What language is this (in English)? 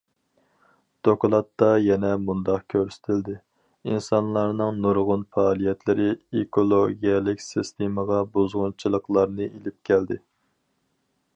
Uyghur